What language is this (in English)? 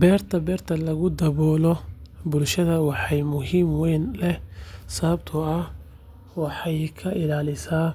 Somali